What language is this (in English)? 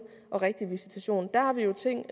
Danish